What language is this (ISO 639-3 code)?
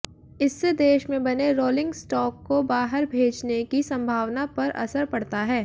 hin